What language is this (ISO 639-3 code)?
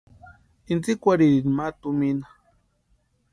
pua